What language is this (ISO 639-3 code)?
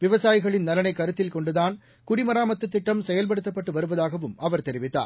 tam